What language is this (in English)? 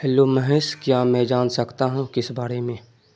Urdu